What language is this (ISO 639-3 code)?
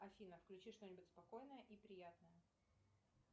rus